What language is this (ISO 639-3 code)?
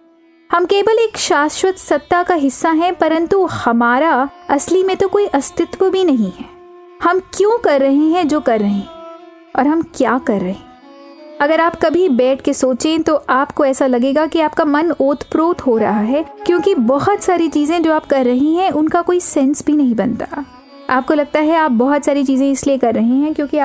hin